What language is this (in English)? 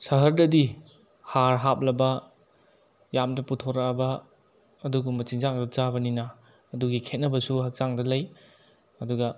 Manipuri